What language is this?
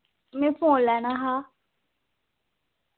Dogri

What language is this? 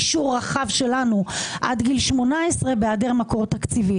Hebrew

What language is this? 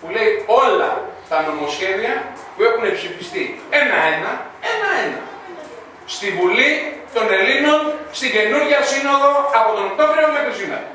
Greek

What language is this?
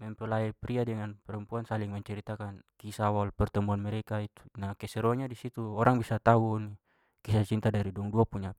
Papuan Malay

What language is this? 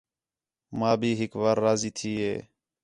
Khetrani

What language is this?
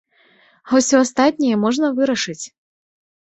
Belarusian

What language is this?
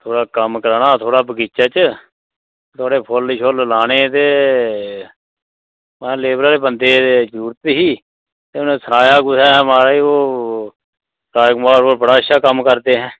Dogri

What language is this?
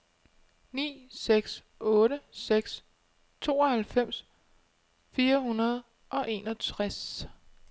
Danish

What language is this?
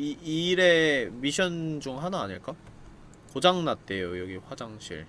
Korean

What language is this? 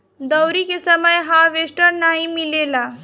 Bhojpuri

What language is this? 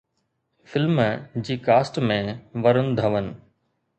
Sindhi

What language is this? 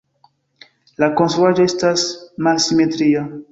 Esperanto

